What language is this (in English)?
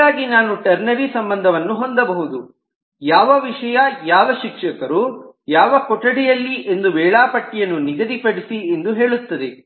Kannada